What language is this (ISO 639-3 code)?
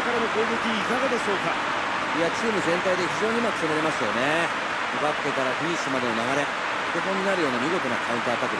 jpn